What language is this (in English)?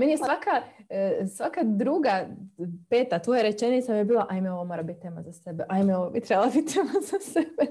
Croatian